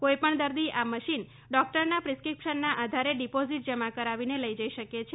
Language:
Gujarati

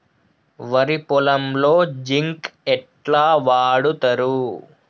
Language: Telugu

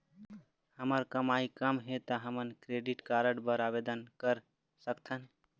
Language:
Chhattisgarhi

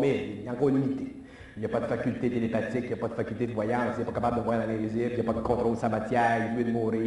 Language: French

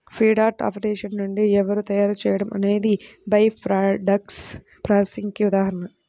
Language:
Telugu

